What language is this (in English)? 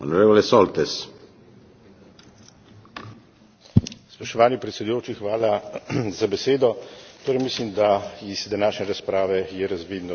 Slovenian